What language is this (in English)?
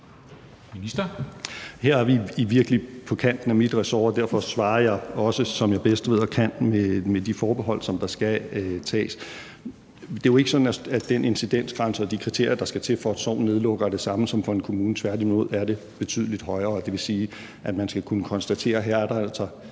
Danish